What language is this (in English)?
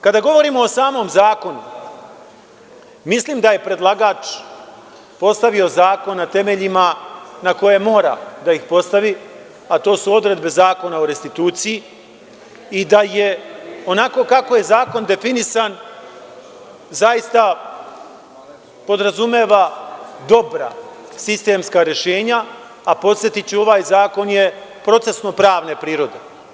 Serbian